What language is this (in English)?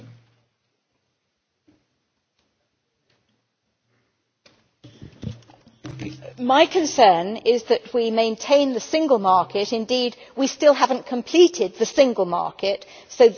English